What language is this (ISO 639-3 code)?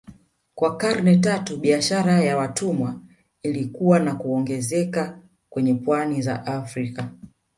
swa